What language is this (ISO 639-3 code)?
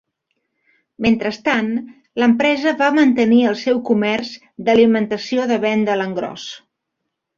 cat